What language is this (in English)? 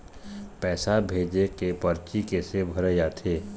Chhattisgarhi